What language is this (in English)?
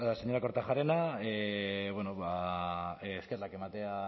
Basque